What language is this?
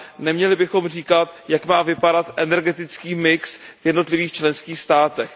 Czech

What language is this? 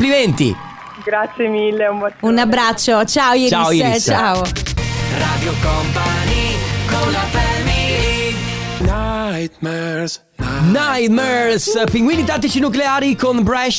Italian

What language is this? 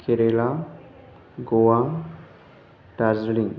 Bodo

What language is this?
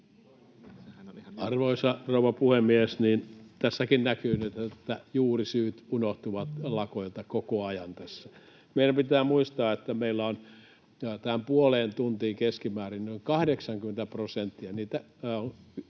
Finnish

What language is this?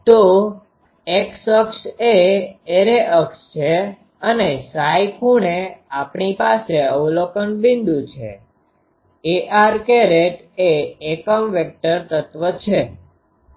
Gujarati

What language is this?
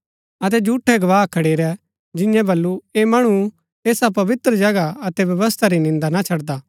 Gaddi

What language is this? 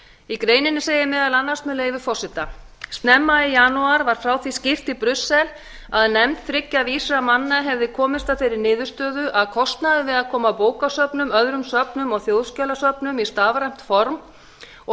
Icelandic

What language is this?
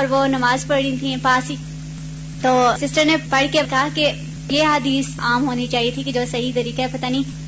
Urdu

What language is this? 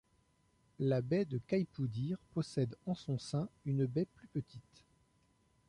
French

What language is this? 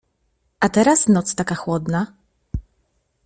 Polish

